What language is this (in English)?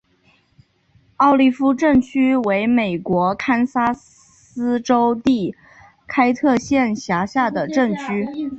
Chinese